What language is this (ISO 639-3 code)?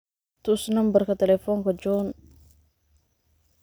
som